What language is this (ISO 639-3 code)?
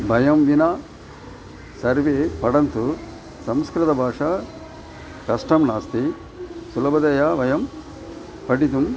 san